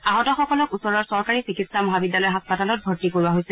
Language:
Assamese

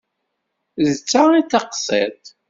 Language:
Kabyle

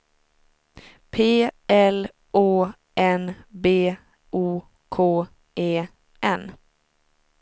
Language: Swedish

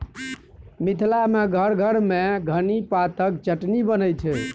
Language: Maithili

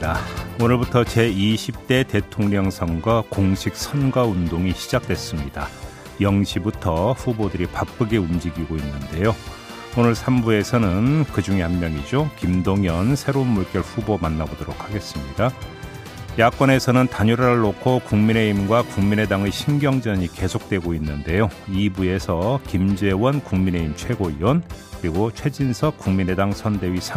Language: Korean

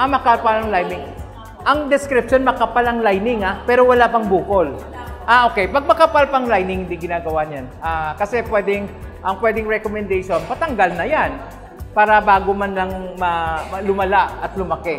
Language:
Filipino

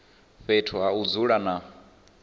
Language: Venda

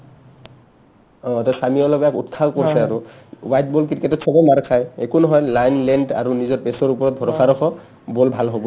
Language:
Assamese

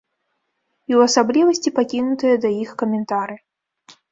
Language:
Belarusian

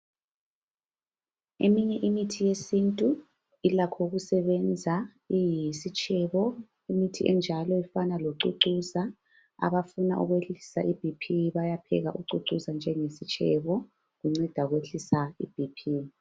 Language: North Ndebele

